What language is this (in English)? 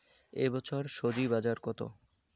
Bangla